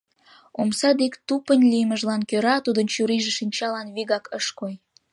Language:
Mari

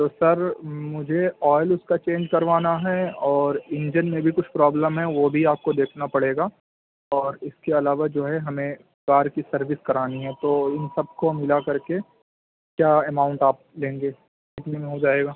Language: Urdu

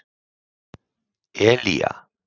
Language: Icelandic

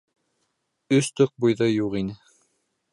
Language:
Bashkir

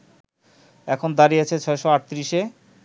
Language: Bangla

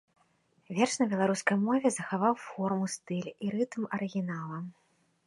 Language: Belarusian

